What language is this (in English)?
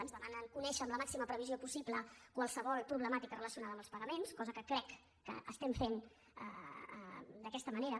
Catalan